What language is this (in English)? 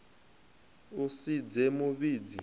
Venda